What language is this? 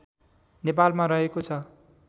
Nepali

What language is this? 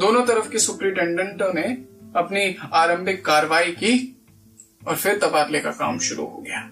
Hindi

